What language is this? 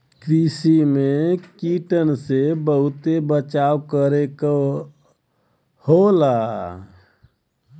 Bhojpuri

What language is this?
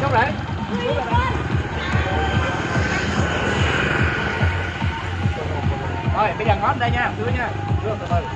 Vietnamese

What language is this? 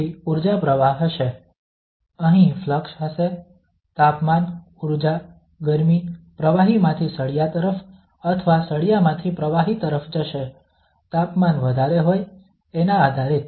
Gujarati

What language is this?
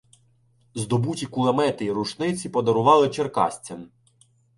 Ukrainian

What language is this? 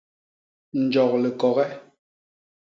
Basaa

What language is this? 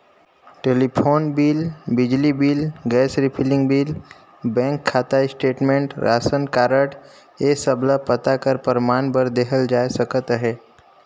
Chhattisgarhi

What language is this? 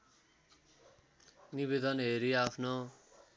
Nepali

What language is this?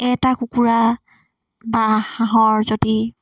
Assamese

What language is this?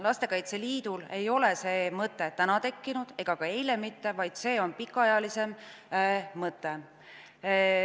Estonian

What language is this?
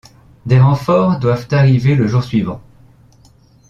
French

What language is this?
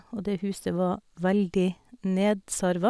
Norwegian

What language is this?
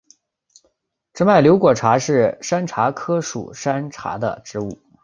Chinese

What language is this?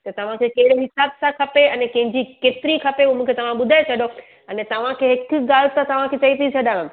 Sindhi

